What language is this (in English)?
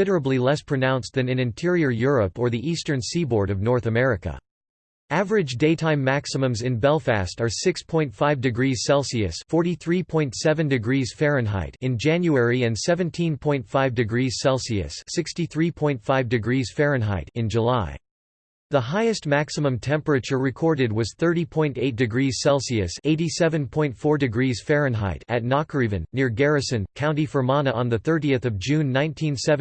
English